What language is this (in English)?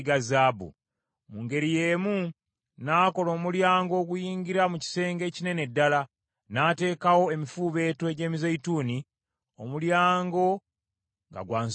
Ganda